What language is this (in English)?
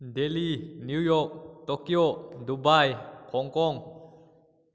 Manipuri